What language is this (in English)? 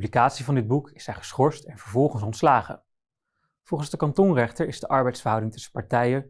Dutch